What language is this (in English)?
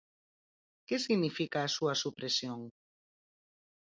Galician